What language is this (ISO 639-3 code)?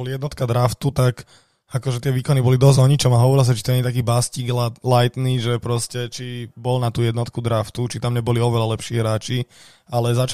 slk